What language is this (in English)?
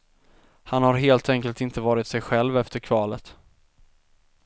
Swedish